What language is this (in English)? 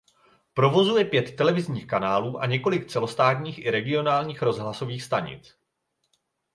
Czech